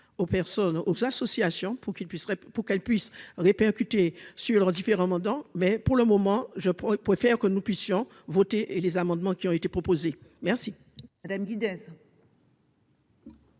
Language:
French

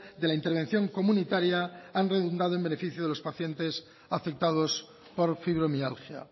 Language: Spanish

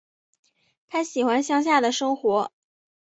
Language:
Chinese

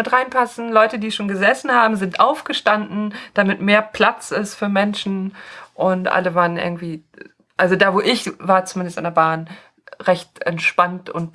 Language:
German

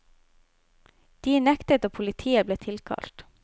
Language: Norwegian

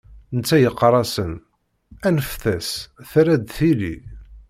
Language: Kabyle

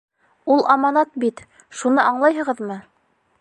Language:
Bashkir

